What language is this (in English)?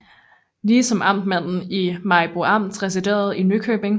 Danish